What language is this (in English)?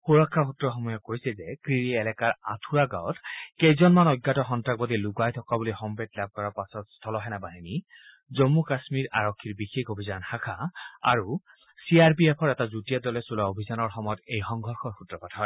Assamese